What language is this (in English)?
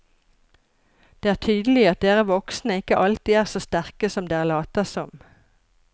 Norwegian